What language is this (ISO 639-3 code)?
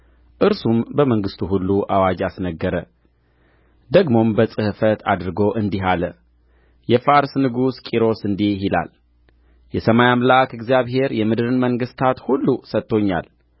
amh